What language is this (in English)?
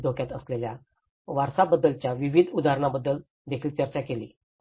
Marathi